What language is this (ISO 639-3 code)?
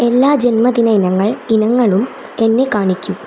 mal